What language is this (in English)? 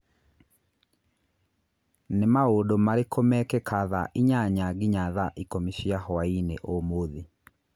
Kikuyu